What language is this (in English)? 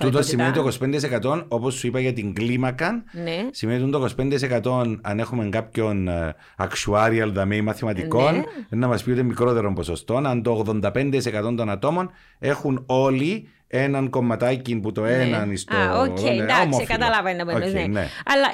Greek